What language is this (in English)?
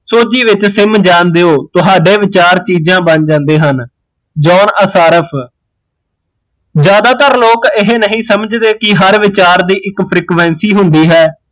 Punjabi